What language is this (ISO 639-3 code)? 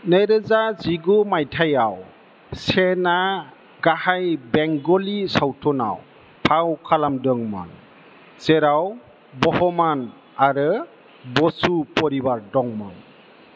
brx